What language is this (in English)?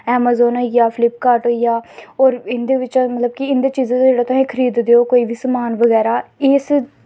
Dogri